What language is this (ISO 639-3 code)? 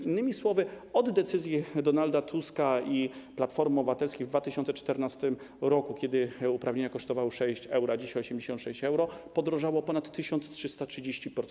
pol